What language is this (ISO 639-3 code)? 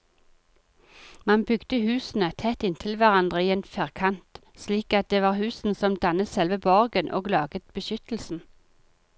nor